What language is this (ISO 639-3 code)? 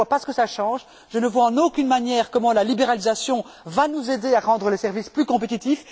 fra